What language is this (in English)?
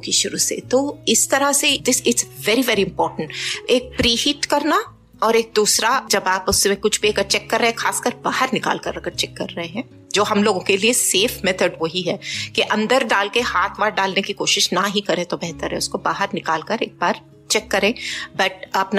Hindi